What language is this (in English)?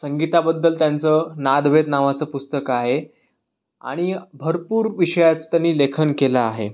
Marathi